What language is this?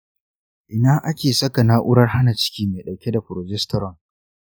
Hausa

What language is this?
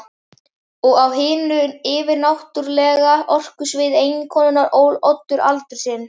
Icelandic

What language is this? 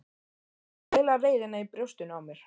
Icelandic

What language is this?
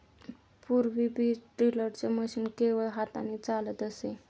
Marathi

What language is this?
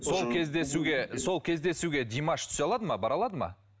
Kazakh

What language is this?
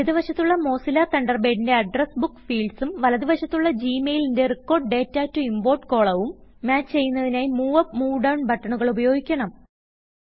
Malayalam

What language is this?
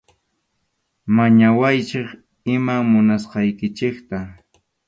Arequipa-La Unión Quechua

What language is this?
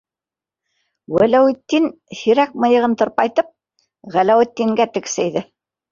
Bashkir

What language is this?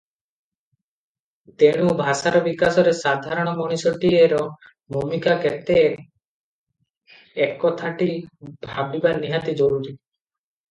Odia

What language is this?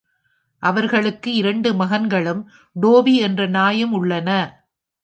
Tamil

